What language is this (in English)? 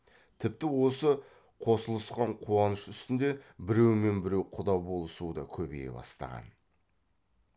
Kazakh